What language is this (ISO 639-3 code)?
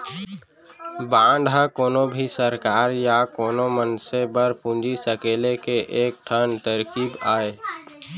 hne